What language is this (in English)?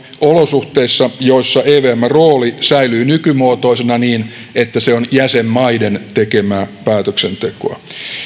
Finnish